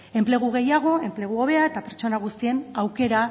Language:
Basque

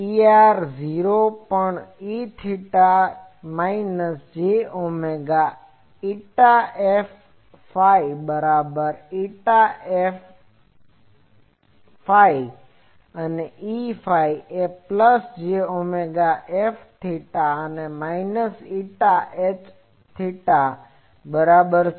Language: Gujarati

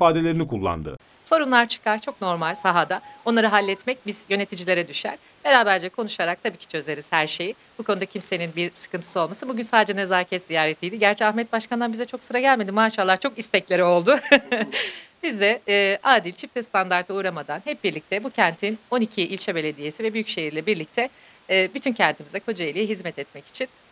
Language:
Turkish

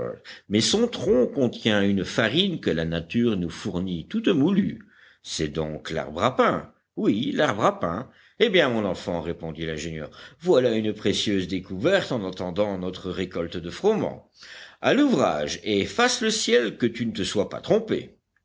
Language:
French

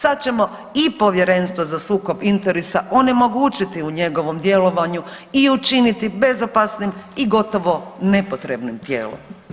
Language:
Croatian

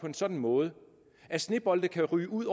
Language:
Danish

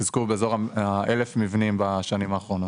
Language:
Hebrew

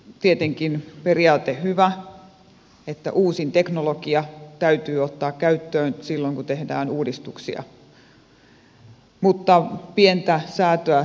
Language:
Finnish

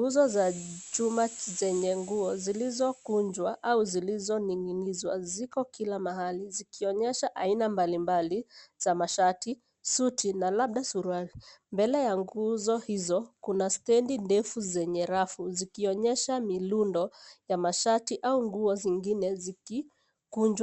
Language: Swahili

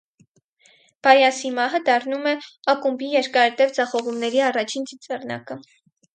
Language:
Armenian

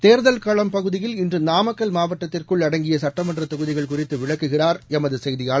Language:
Tamil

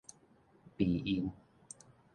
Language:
Min Nan Chinese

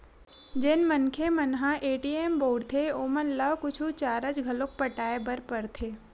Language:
Chhattisgarhi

